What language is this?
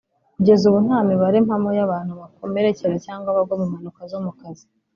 Kinyarwanda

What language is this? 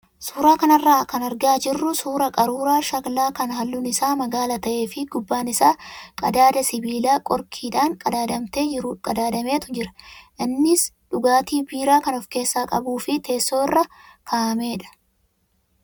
Oromo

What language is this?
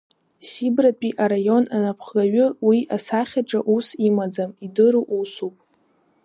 Abkhazian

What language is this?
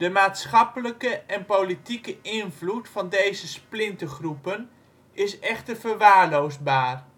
Dutch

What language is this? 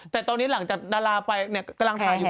Thai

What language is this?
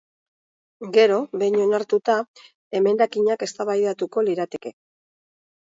Basque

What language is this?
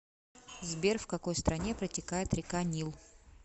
Russian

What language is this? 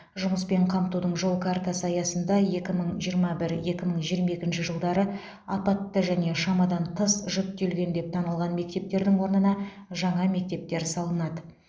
Kazakh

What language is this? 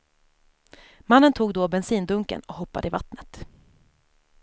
Swedish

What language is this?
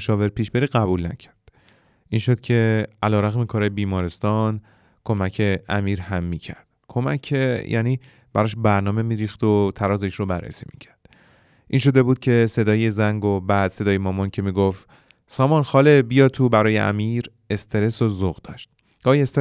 Persian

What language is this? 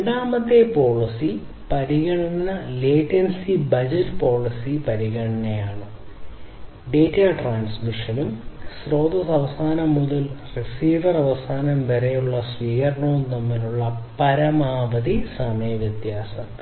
Malayalam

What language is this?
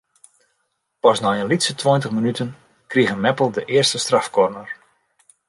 Western Frisian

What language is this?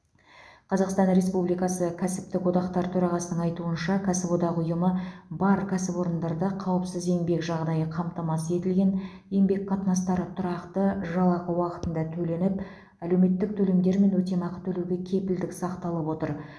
Kazakh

